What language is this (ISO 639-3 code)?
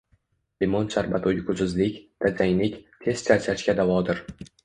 uzb